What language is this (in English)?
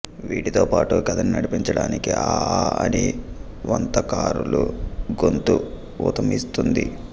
Telugu